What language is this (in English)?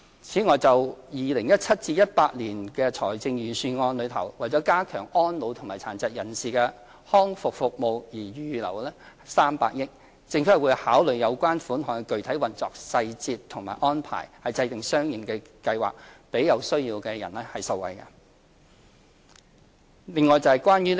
Cantonese